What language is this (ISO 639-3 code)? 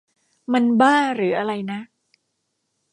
tha